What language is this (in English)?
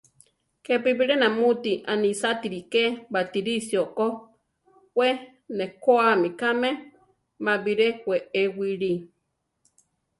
Central Tarahumara